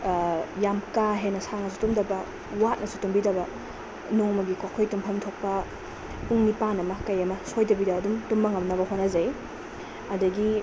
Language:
Manipuri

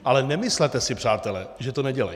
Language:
Czech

